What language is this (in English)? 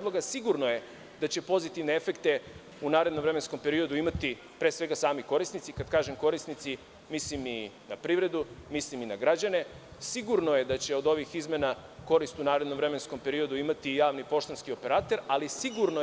Serbian